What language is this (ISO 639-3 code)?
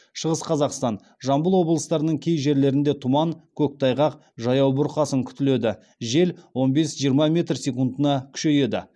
kaz